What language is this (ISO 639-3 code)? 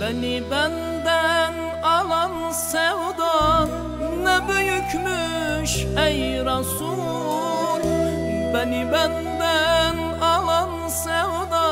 tur